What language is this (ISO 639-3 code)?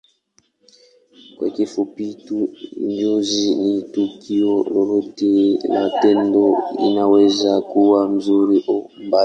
swa